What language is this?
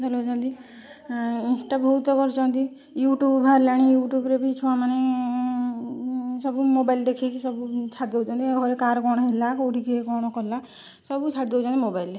Odia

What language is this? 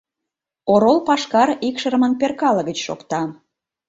Mari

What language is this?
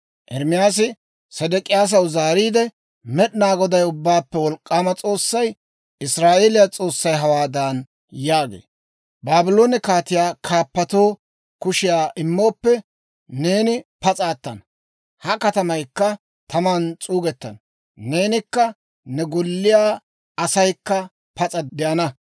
Dawro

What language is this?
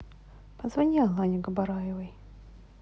Russian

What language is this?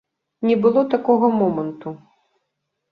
Belarusian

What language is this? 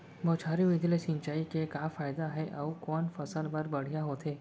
Chhattisgarhi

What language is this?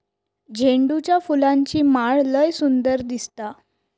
Marathi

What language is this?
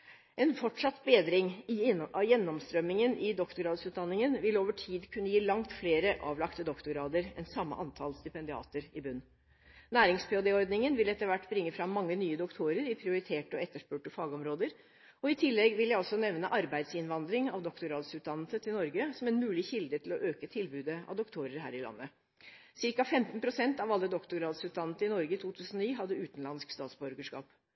Norwegian Bokmål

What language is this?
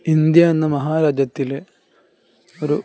Malayalam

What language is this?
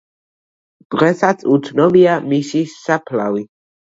Georgian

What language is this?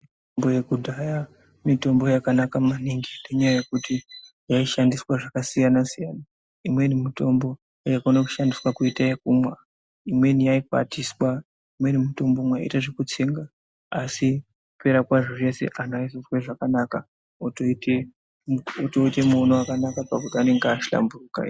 Ndau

